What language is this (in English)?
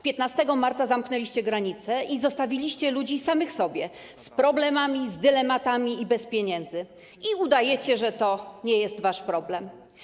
Polish